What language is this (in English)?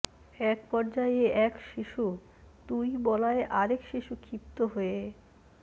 Bangla